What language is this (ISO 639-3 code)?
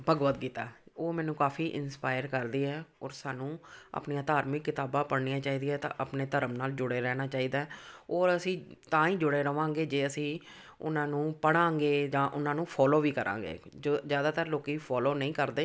pan